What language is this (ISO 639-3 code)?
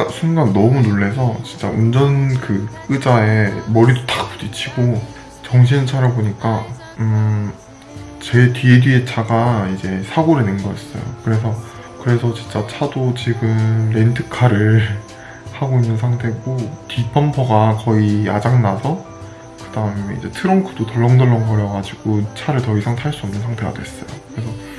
kor